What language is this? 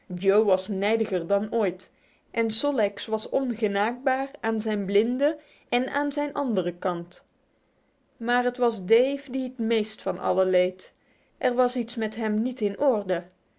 Dutch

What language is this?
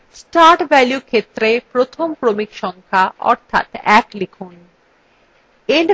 Bangla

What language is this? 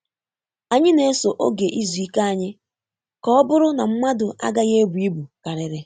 Igbo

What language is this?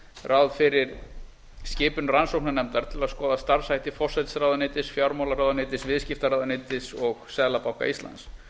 Icelandic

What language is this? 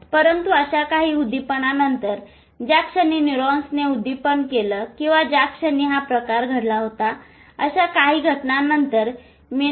Marathi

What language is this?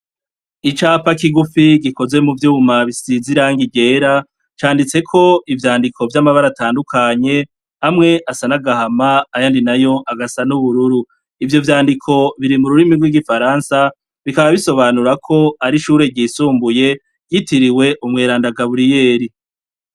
Rundi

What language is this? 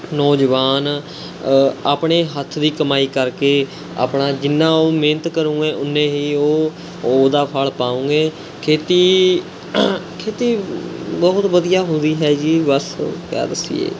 Punjabi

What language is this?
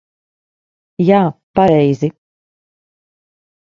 Latvian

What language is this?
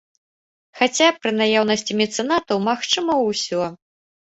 Belarusian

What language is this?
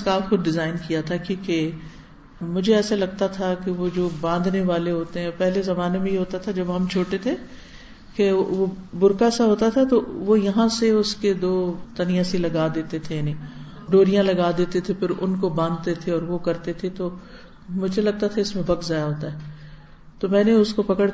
Urdu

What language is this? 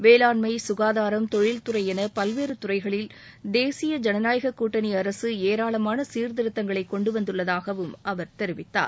Tamil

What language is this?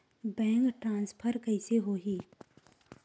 Chhattisgarhi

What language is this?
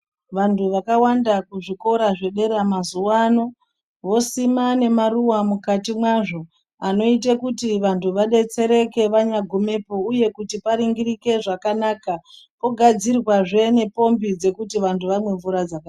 Ndau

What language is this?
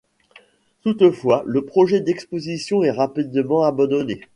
French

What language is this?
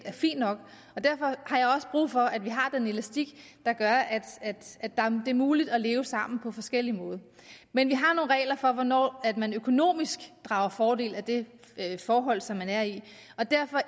Danish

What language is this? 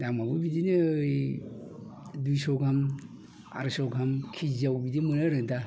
Bodo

